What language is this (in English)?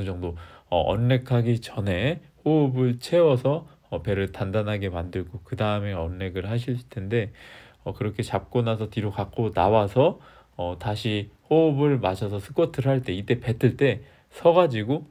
Korean